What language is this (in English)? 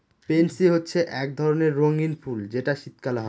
Bangla